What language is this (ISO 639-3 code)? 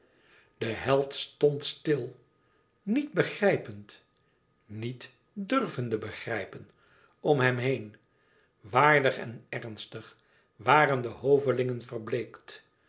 nld